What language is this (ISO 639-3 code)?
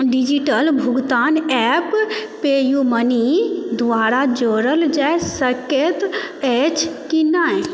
mai